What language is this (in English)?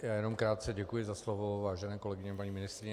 Czech